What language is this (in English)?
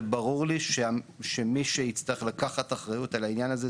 Hebrew